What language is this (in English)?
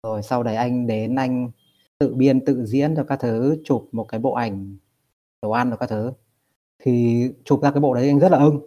Vietnamese